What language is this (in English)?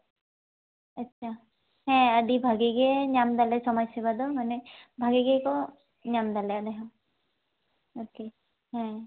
Santali